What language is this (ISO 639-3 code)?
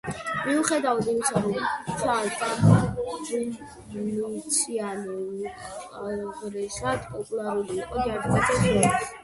kat